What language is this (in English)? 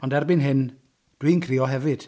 Welsh